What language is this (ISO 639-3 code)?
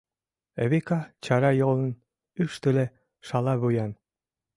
chm